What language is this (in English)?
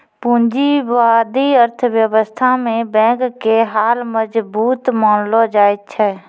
Maithili